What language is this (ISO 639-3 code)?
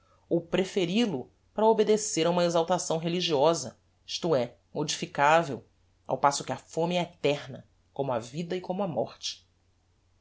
por